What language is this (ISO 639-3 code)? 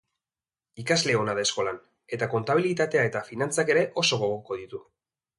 eus